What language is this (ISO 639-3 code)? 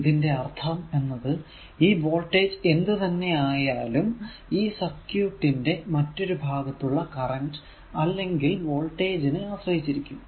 mal